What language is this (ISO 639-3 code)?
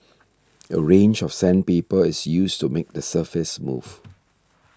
eng